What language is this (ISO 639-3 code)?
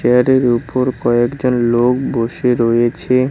ben